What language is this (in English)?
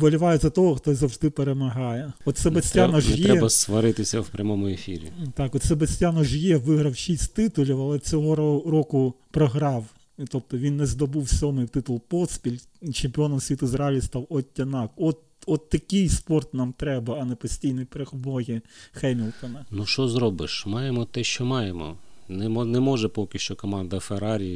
Ukrainian